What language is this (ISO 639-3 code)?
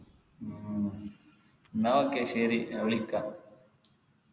mal